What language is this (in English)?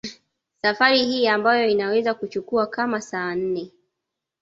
Swahili